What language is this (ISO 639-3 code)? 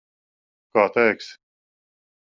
lav